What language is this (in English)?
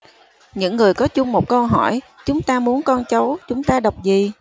Vietnamese